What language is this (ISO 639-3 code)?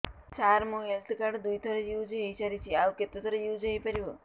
ori